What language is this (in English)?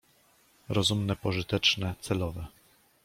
Polish